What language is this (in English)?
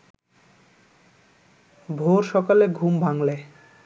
Bangla